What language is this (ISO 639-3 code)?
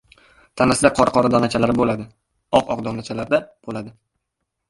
uzb